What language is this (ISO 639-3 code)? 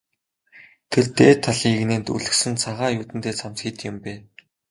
mon